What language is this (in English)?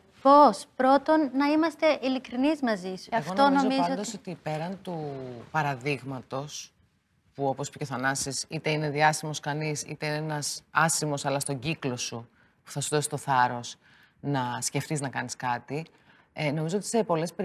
Greek